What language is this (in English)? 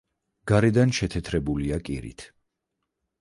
Georgian